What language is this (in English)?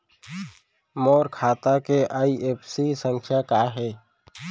Chhattisgarhi